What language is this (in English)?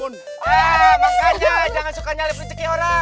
Indonesian